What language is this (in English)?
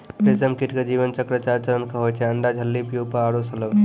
Maithili